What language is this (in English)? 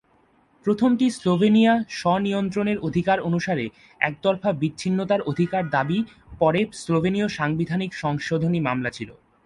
Bangla